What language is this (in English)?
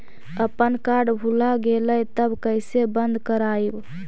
Magahi